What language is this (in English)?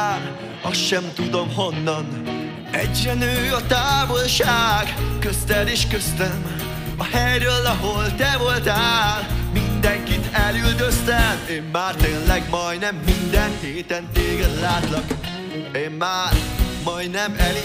Hungarian